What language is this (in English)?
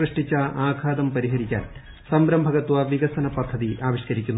Malayalam